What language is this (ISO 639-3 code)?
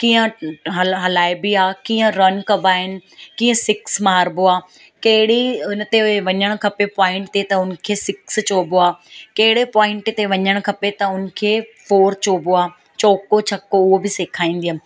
snd